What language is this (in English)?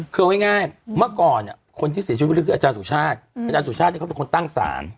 Thai